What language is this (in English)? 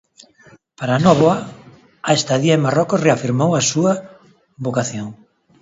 Galician